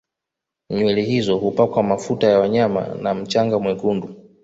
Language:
Swahili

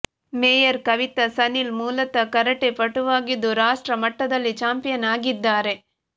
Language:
Kannada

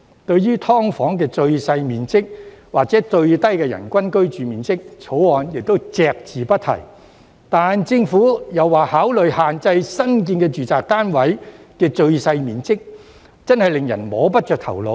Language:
Cantonese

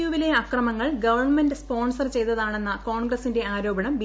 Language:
Malayalam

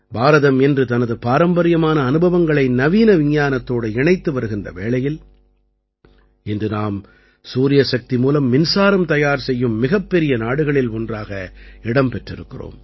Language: Tamil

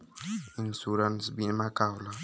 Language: Bhojpuri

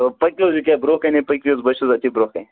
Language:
Kashmiri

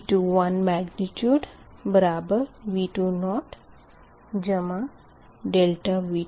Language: Hindi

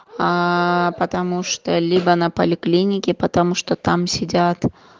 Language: Russian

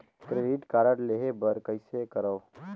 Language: Chhattisgarhi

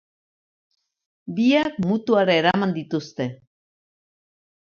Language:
Basque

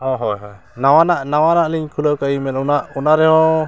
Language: Santali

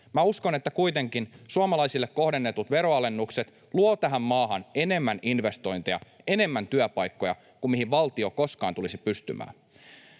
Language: Finnish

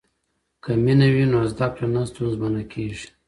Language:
Pashto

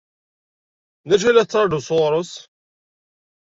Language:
Kabyle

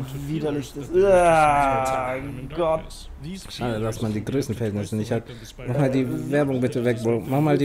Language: German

